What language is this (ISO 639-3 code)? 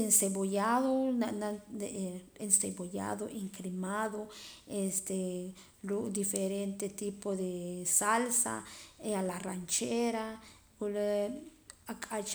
poc